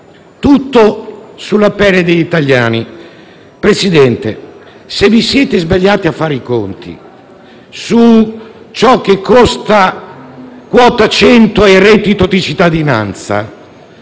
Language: Italian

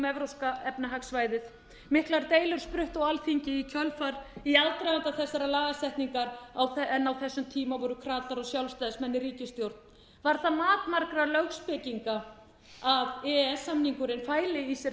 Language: Icelandic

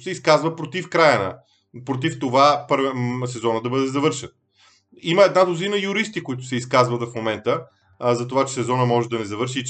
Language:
Bulgarian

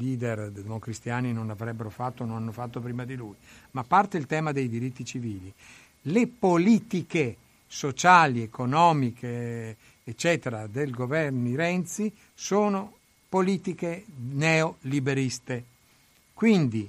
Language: Italian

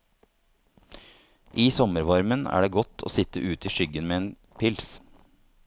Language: Norwegian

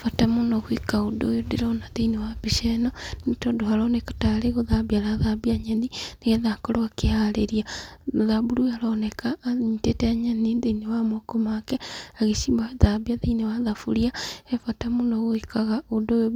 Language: Kikuyu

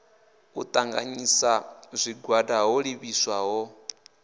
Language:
Venda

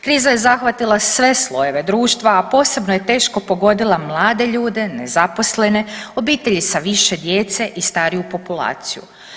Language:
Croatian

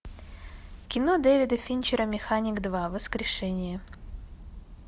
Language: Russian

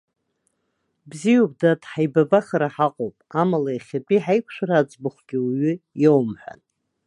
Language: Abkhazian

